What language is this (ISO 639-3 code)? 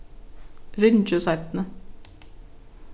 fao